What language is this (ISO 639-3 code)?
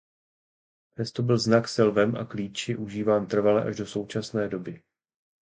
ces